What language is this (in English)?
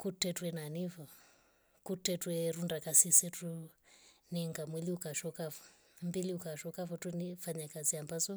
Rombo